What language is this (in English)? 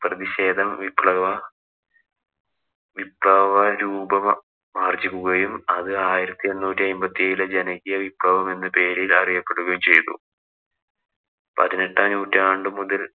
Malayalam